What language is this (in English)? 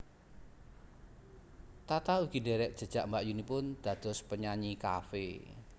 Javanese